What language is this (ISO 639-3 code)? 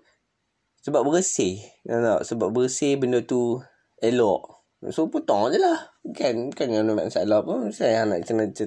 msa